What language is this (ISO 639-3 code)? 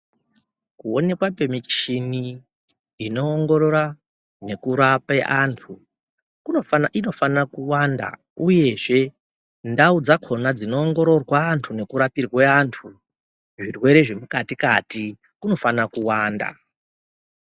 ndc